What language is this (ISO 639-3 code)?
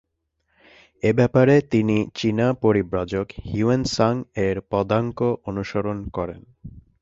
ben